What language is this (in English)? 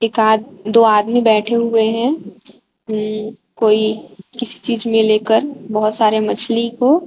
Hindi